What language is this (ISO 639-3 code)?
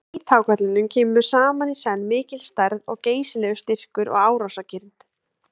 isl